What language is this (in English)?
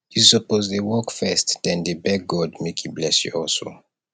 Nigerian Pidgin